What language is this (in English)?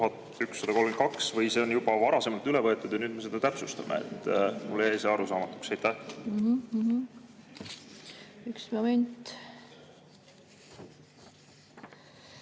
Estonian